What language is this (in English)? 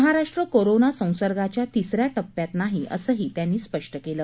Marathi